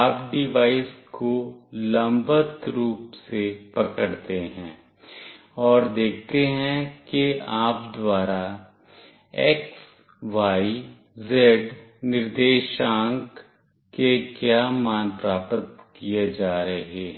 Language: Hindi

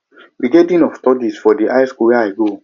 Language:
Nigerian Pidgin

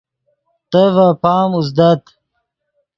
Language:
Yidgha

